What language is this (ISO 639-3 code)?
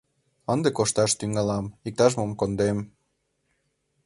chm